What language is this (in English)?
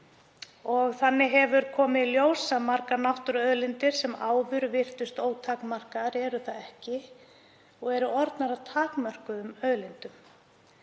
Icelandic